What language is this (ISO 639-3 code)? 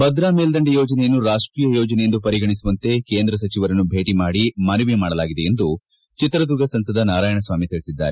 kan